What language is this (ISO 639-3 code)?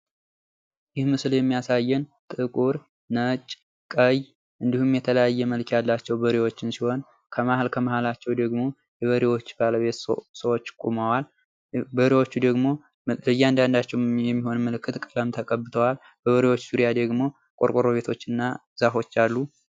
amh